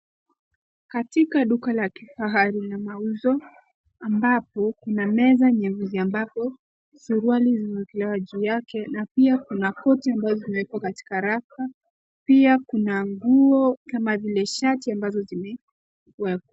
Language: Swahili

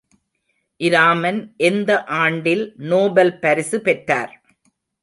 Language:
Tamil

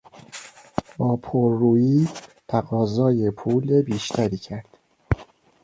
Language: Persian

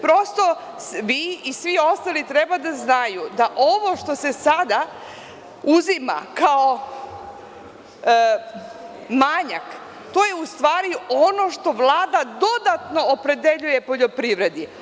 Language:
Serbian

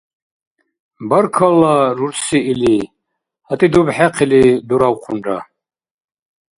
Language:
Dargwa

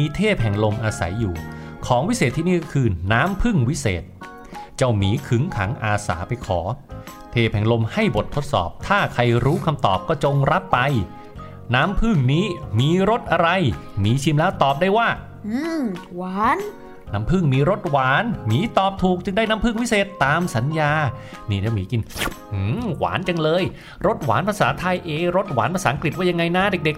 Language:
Thai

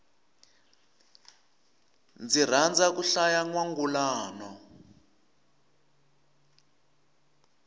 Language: Tsonga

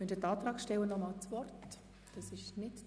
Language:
Swiss German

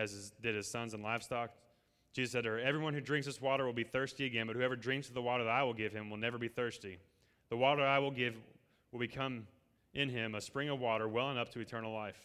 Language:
English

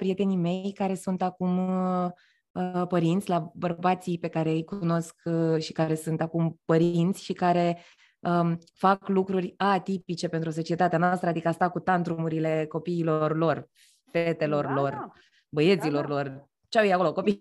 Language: Romanian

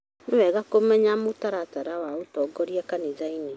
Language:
Kikuyu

